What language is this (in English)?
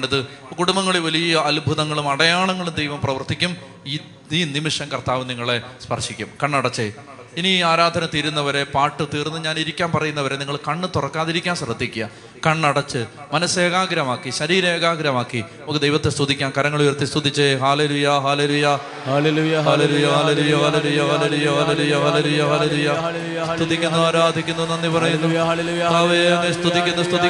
Malayalam